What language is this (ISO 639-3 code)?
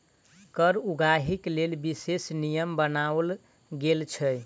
mai